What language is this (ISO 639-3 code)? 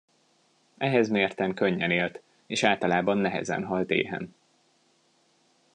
hun